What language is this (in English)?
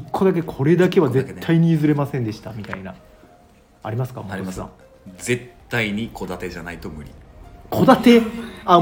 Japanese